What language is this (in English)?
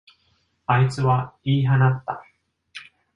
Japanese